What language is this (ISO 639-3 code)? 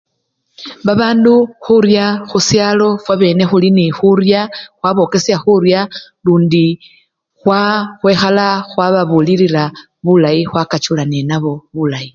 luy